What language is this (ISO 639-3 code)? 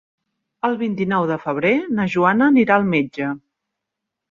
cat